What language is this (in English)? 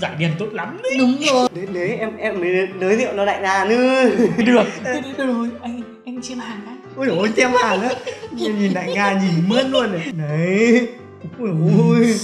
Vietnamese